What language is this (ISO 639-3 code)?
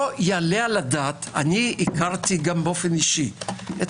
heb